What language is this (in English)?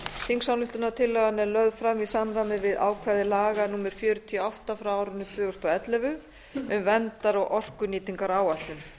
Icelandic